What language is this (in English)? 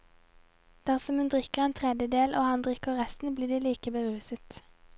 Norwegian